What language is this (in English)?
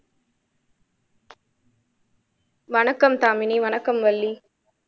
Tamil